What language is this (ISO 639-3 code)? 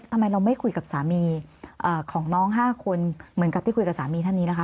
tha